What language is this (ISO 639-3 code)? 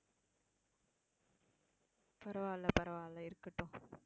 tam